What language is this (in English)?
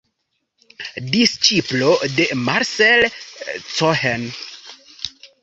Esperanto